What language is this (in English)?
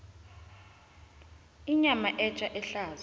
South Ndebele